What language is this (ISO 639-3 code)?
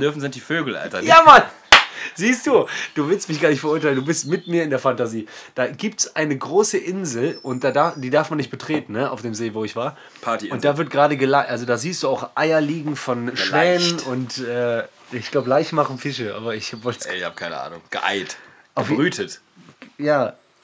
deu